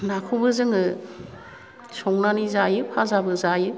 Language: Bodo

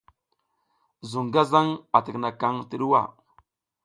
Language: South Giziga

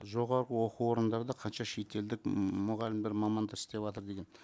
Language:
Kazakh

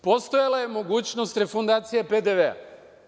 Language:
Serbian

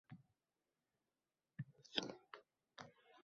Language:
Uzbek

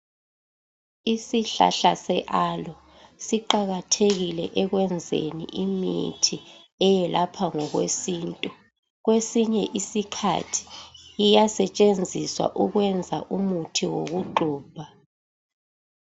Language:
North Ndebele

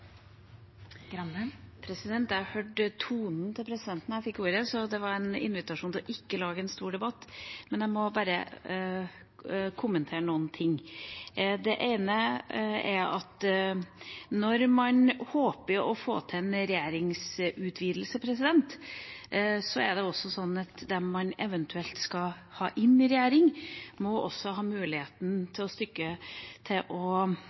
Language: Norwegian Bokmål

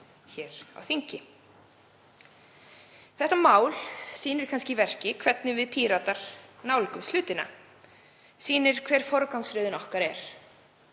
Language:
Icelandic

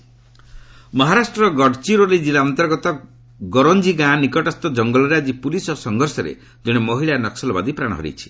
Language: Odia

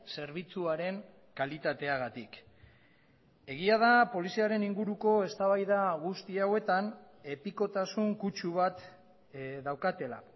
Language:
Basque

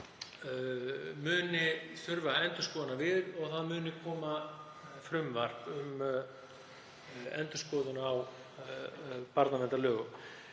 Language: Icelandic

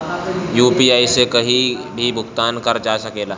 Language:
Bhojpuri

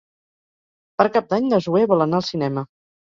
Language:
Catalan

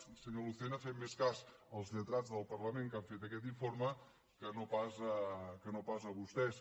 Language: Catalan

